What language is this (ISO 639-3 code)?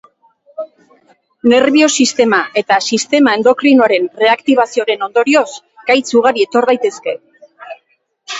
eus